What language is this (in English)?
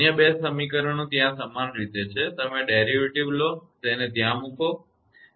Gujarati